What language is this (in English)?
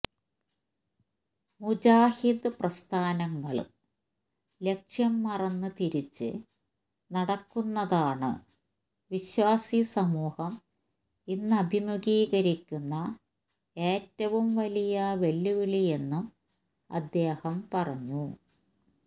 Malayalam